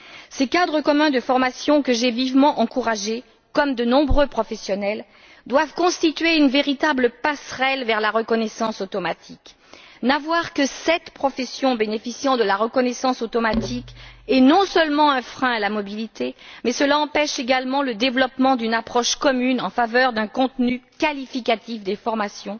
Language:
French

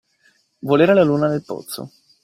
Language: Italian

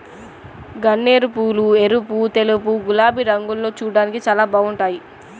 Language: Telugu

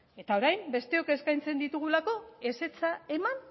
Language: Basque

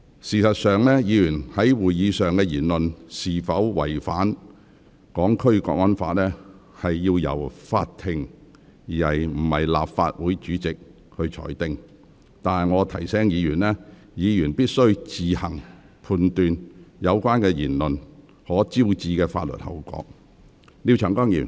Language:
Cantonese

